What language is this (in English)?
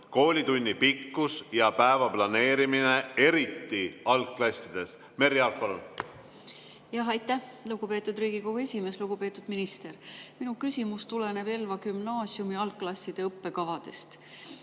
Estonian